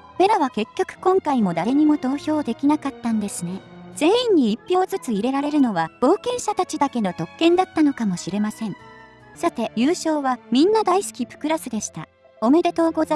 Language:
Japanese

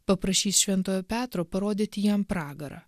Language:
Lithuanian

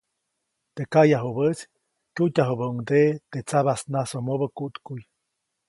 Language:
Copainalá Zoque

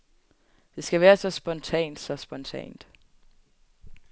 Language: Danish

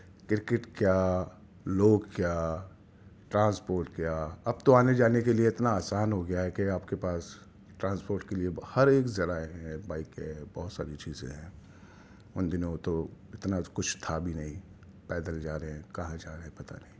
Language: Urdu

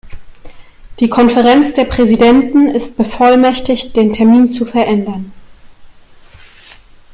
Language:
German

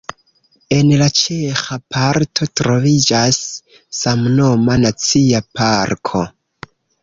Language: Esperanto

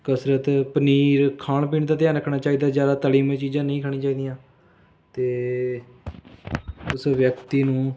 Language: Punjabi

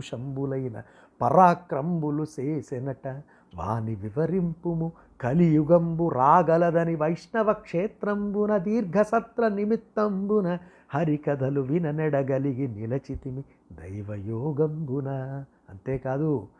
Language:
Telugu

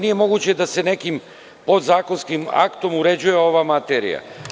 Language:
Serbian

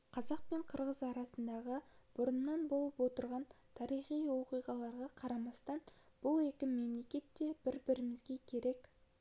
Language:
Kazakh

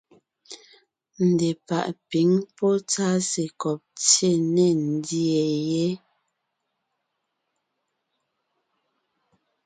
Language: Ngiemboon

